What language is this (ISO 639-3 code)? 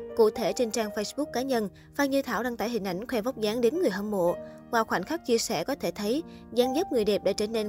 vie